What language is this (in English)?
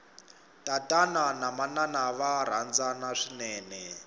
Tsonga